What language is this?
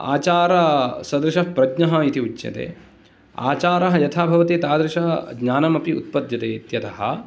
Sanskrit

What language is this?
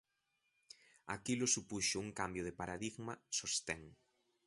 Galician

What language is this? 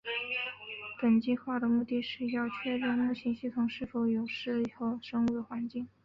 Chinese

